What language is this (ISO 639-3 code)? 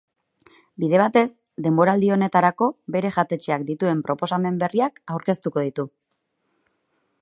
eus